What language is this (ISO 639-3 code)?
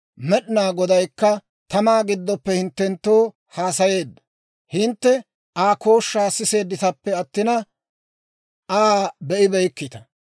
dwr